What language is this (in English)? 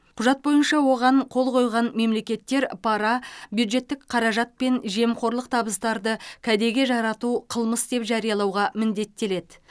Kazakh